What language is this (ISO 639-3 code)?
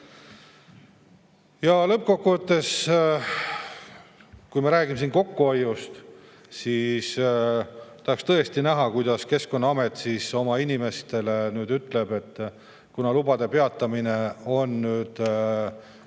est